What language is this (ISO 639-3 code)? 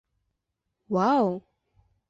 bak